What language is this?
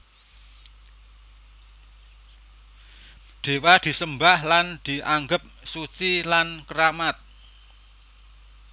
Javanese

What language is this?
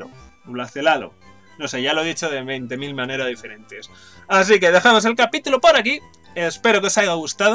Spanish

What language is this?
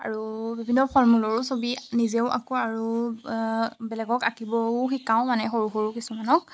Assamese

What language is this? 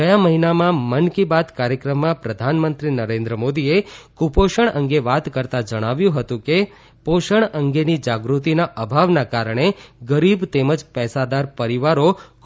Gujarati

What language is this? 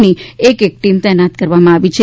Gujarati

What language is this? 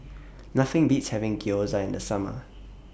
English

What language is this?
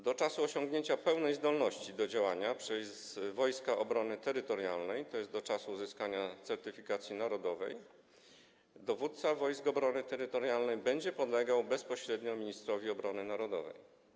Polish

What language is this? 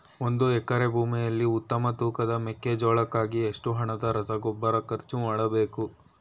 Kannada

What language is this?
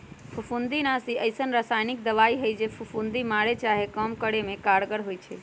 Magahi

